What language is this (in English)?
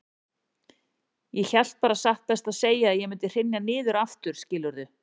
Icelandic